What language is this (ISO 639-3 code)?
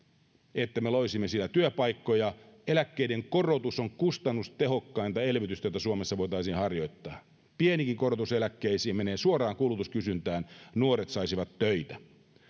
fin